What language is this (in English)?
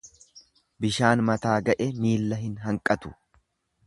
Oromo